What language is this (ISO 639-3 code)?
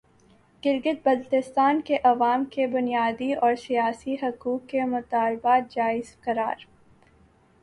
urd